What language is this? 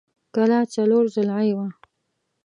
Pashto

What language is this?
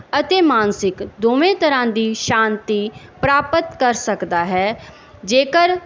Punjabi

